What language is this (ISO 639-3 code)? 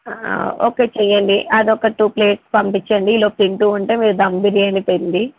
tel